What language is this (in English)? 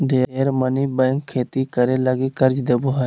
Magahi